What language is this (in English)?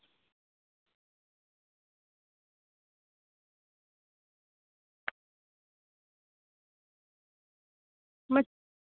Dogri